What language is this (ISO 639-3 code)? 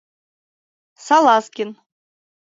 chm